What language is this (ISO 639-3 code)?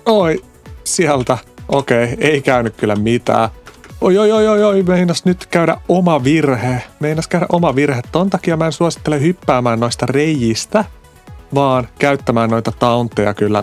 fin